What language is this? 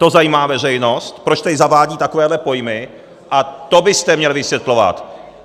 Czech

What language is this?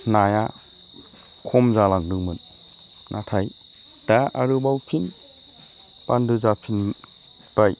Bodo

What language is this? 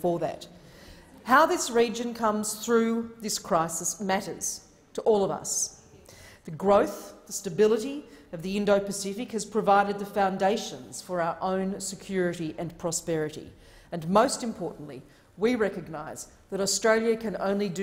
English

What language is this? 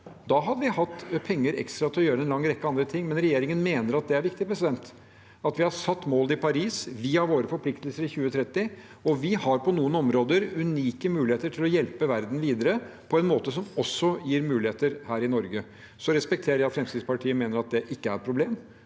Norwegian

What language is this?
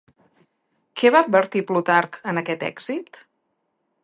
Catalan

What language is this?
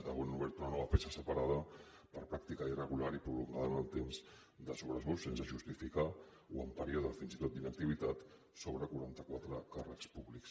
Catalan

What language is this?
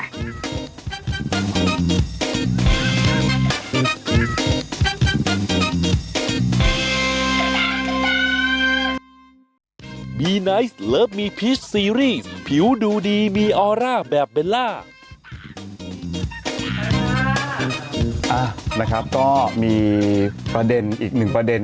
Thai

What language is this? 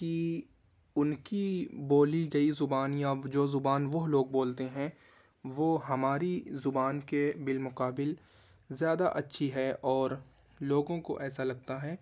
Urdu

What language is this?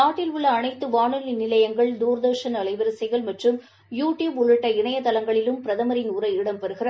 Tamil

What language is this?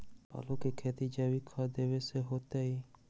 Magahi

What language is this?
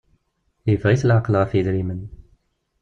Kabyle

